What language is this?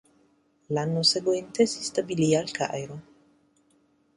Italian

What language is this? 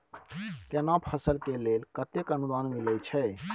Maithili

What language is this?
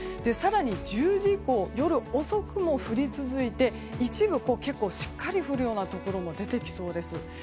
Japanese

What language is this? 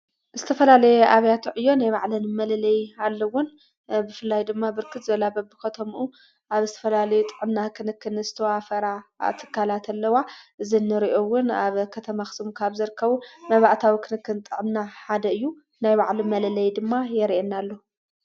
Tigrinya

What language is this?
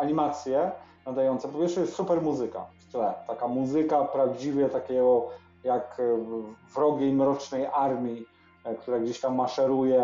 Polish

